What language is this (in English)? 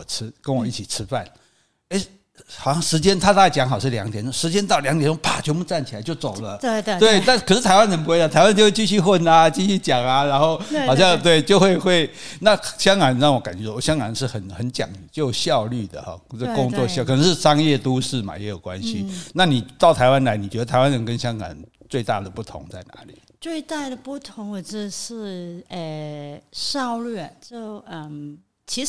Chinese